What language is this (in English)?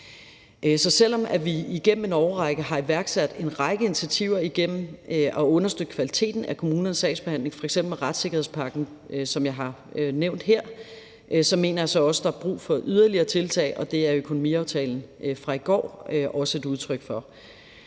Danish